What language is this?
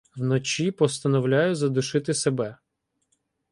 Ukrainian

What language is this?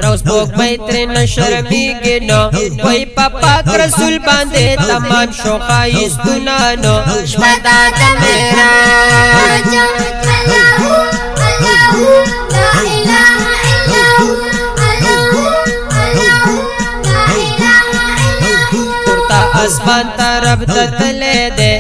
Romanian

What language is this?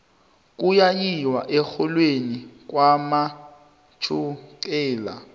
South Ndebele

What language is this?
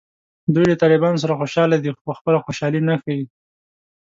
Pashto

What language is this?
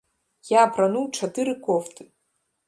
Belarusian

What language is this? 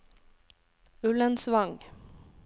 Norwegian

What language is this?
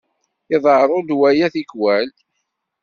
Kabyle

